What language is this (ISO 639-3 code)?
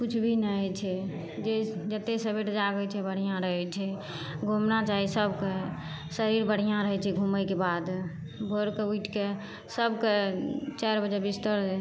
mai